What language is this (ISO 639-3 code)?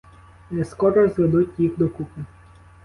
ukr